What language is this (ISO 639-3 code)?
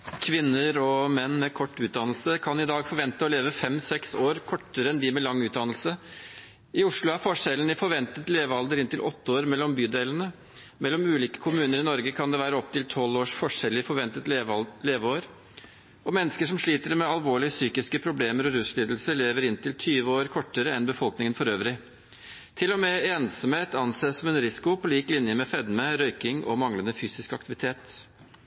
nob